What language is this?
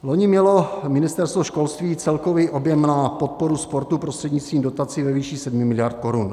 Czech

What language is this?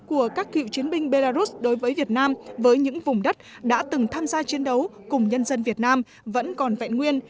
Vietnamese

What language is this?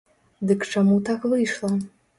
Belarusian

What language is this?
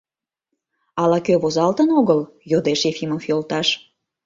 Mari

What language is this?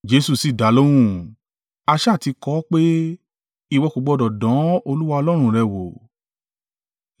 Yoruba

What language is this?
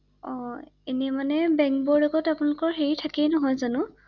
Assamese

